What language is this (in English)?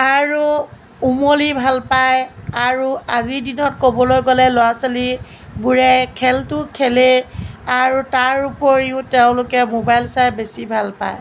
Assamese